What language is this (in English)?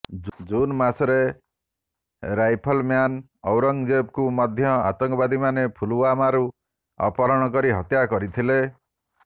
Odia